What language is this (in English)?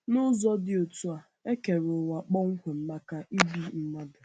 Igbo